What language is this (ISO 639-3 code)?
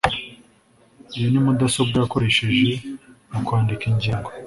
kin